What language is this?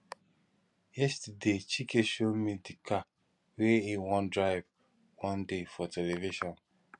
Nigerian Pidgin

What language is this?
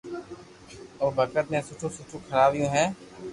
Loarki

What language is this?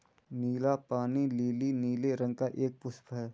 Hindi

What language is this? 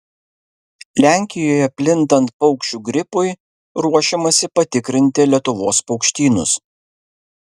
Lithuanian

